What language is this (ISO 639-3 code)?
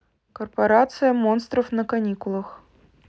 rus